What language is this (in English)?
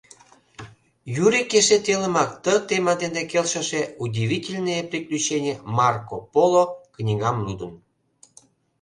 Mari